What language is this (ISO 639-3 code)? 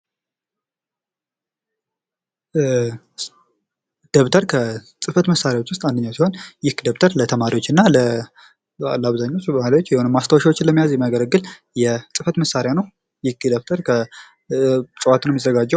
amh